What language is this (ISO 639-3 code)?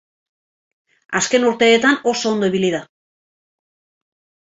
eus